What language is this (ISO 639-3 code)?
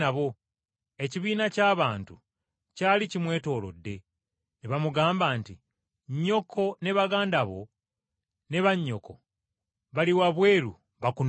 lug